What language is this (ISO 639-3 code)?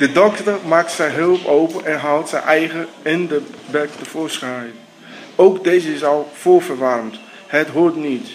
nld